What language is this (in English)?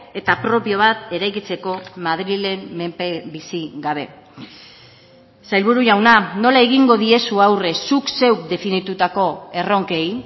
Basque